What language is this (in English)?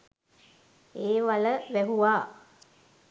Sinhala